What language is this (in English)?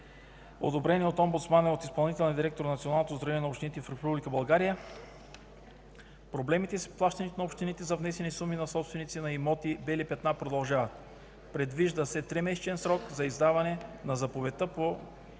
Bulgarian